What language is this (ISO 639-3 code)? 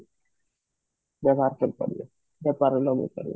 ori